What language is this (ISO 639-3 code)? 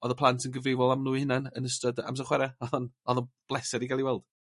cym